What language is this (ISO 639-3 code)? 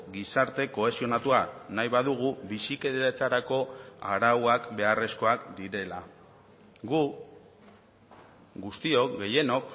eus